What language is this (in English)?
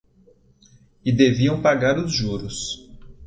Portuguese